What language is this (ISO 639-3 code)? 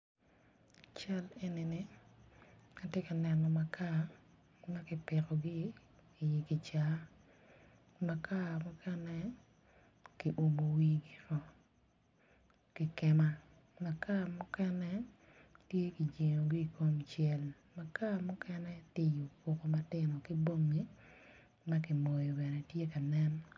ach